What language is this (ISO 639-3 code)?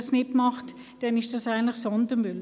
gsw